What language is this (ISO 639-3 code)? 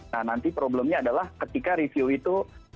ind